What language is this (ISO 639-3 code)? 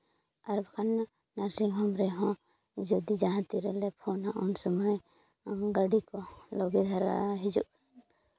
sat